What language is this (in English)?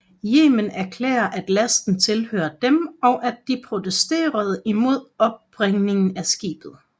Danish